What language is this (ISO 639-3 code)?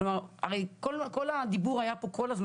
heb